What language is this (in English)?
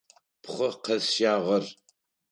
Adyghe